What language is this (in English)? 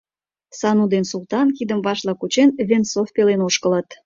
Mari